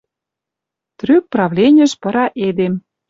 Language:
Western Mari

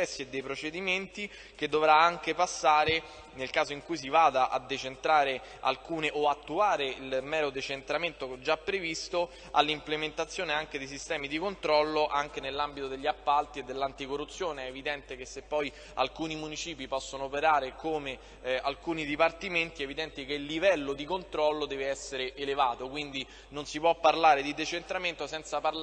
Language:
Italian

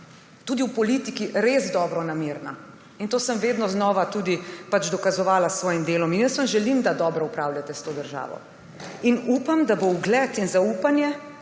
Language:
Slovenian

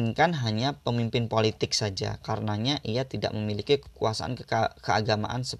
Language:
Indonesian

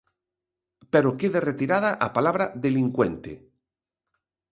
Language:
Galician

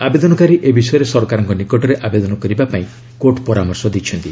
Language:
Odia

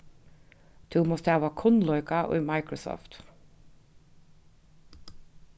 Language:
Faroese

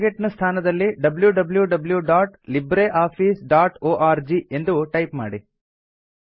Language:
Kannada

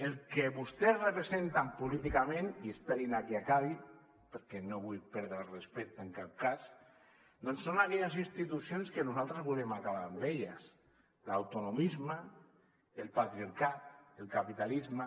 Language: Catalan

